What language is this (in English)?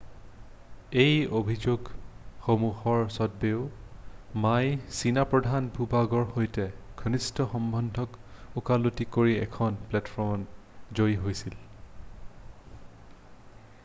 Assamese